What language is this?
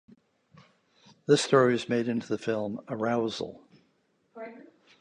English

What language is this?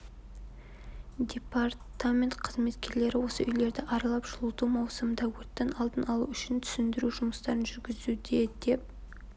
Kazakh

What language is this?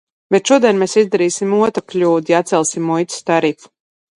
Latvian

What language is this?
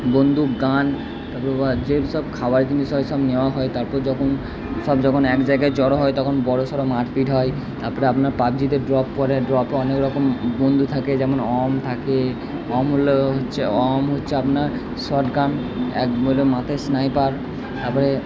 Bangla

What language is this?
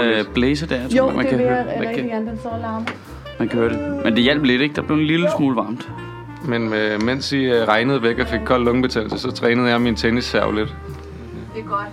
Danish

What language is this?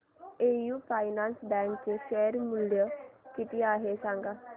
Marathi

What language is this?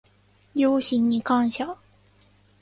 Japanese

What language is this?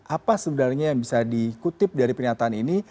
Indonesian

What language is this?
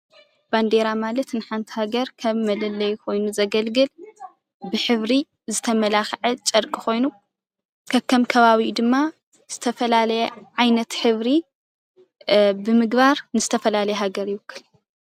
Tigrinya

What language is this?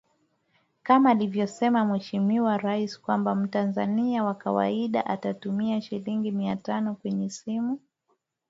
Swahili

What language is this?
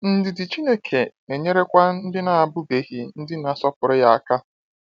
Igbo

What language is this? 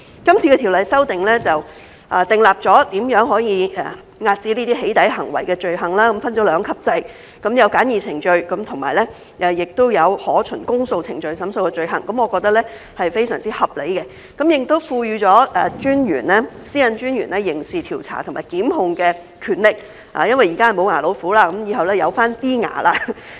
Cantonese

